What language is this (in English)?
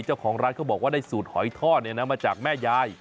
Thai